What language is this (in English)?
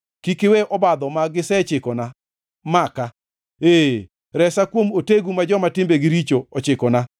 Luo (Kenya and Tanzania)